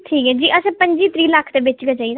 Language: Dogri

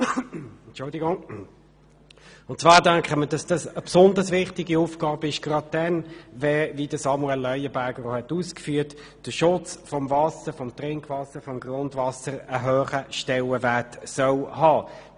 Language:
Swiss German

